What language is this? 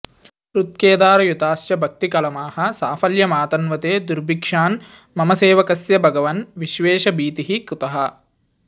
Sanskrit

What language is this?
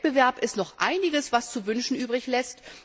German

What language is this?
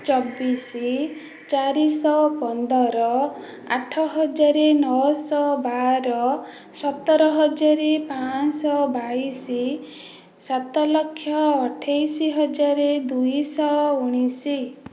Odia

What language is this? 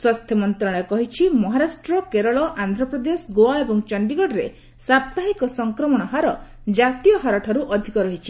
Odia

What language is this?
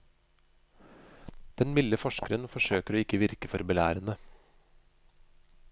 Norwegian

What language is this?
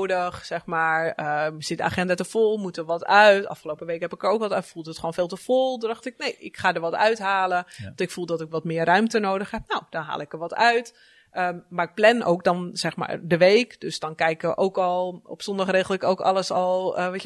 Dutch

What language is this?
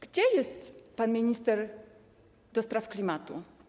Polish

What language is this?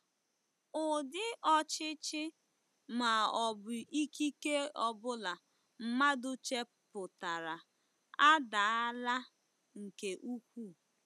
Igbo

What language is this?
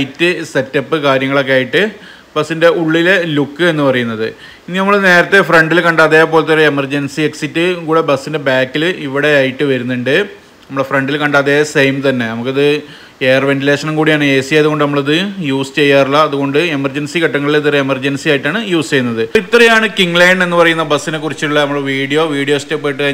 Malayalam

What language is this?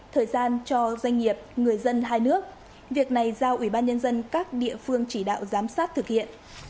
Vietnamese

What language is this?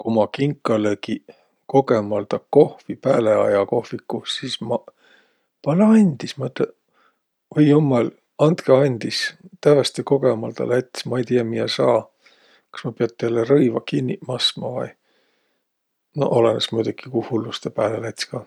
Võro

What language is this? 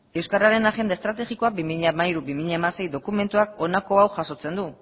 Basque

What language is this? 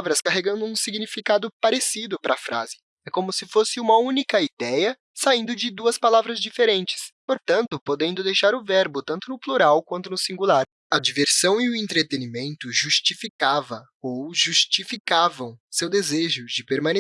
Portuguese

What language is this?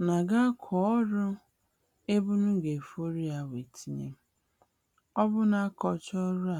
Igbo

